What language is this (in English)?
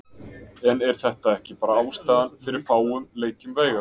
Icelandic